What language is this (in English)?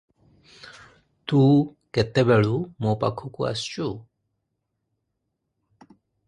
Odia